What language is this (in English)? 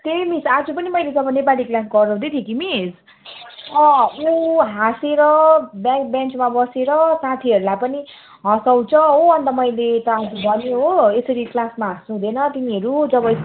Nepali